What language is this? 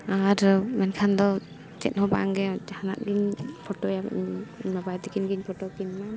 Santali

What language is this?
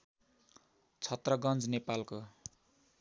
Nepali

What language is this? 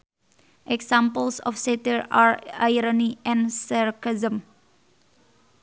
Sundanese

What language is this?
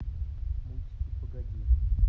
Russian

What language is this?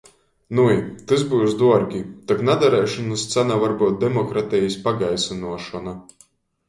Latgalian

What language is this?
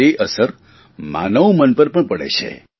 Gujarati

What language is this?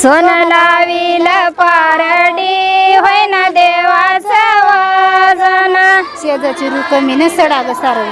Marathi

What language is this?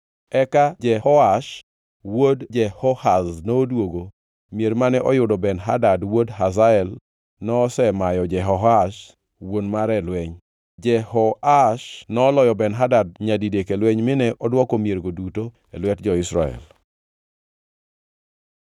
Luo (Kenya and Tanzania)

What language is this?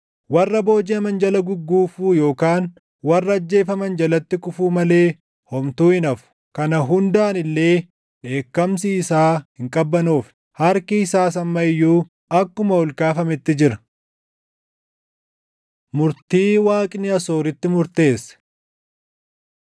Oromo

